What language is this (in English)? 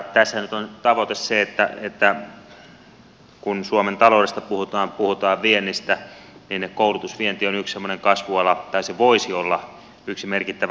Finnish